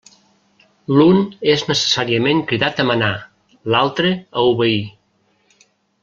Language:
Catalan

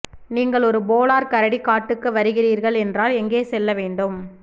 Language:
Tamil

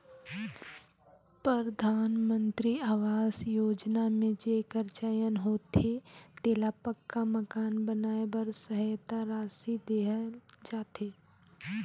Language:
Chhattisgarhi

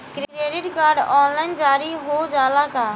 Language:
Bhojpuri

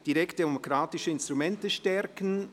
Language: Swiss German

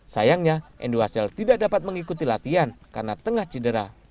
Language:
Indonesian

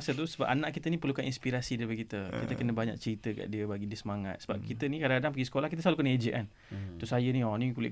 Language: Malay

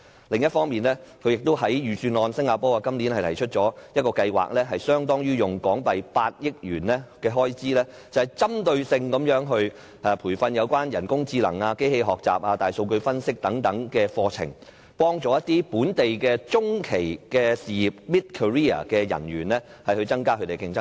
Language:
Cantonese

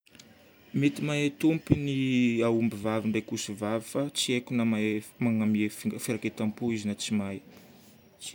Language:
Northern Betsimisaraka Malagasy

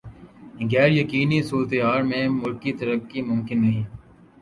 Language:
Urdu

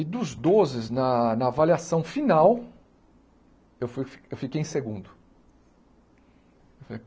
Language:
Portuguese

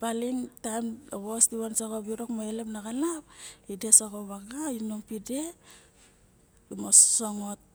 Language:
Barok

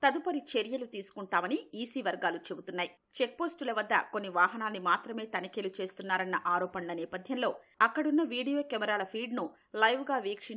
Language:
Hindi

